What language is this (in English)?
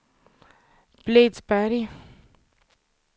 Swedish